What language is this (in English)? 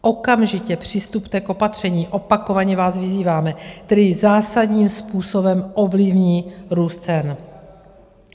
Czech